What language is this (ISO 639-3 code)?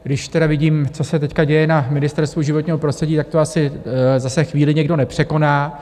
ces